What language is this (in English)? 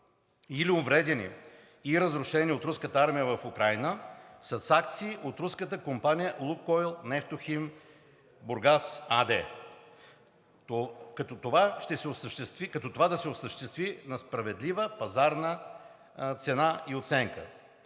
Bulgarian